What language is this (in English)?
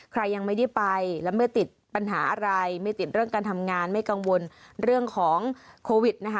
Thai